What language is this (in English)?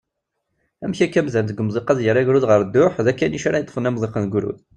Kabyle